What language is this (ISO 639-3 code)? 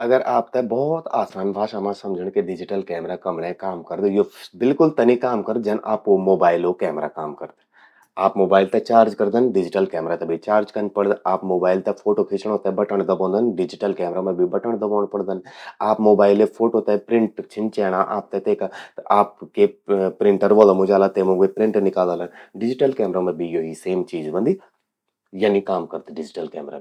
gbm